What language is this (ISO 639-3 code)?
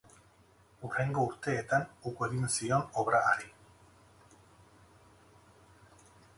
eus